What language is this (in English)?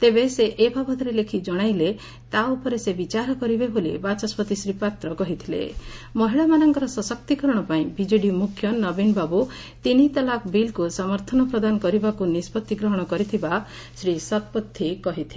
Odia